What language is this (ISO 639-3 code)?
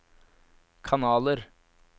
nor